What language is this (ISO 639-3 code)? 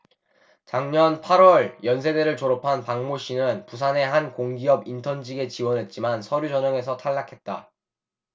kor